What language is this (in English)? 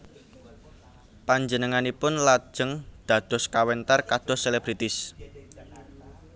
Javanese